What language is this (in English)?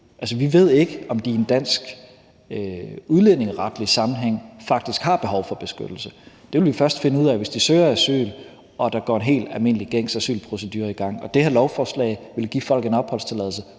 Danish